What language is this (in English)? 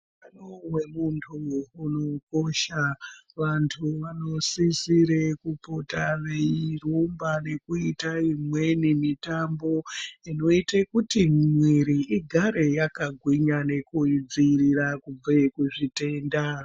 Ndau